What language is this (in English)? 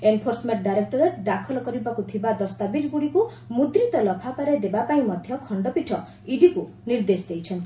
Odia